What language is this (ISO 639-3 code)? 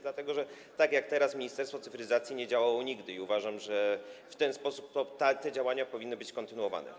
pol